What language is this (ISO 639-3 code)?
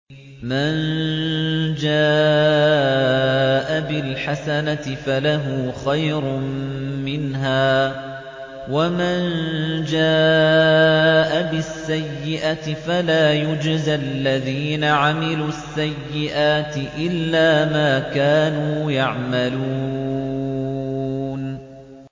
ara